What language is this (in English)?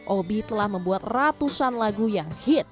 Indonesian